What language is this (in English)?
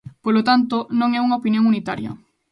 Galician